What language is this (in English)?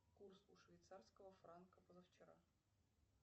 Russian